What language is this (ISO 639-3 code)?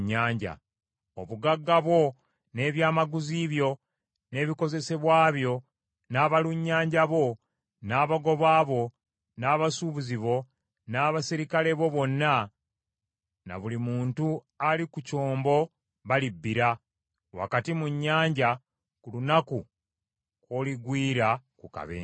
lug